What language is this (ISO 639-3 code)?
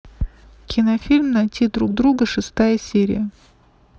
rus